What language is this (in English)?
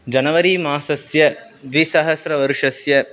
Sanskrit